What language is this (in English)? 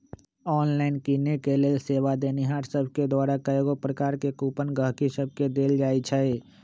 Magahi